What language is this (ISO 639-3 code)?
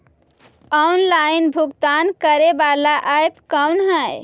mag